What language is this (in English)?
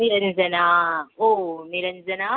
Sanskrit